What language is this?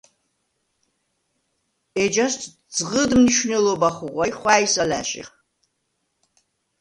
Svan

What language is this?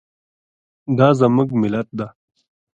Pashto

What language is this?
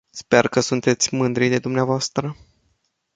Romanian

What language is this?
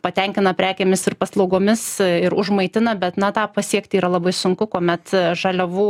Lithuanian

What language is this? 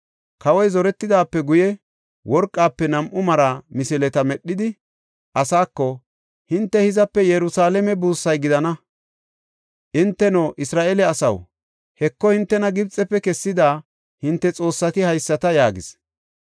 Gofa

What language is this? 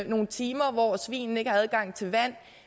Danish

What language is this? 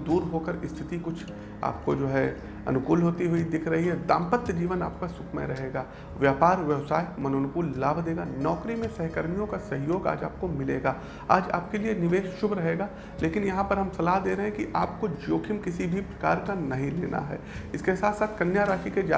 Hindi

